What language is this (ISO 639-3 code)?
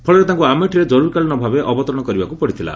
ori